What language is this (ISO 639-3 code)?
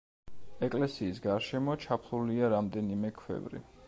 kat